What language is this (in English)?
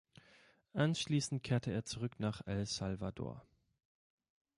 German